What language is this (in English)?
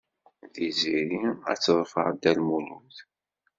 Kabyle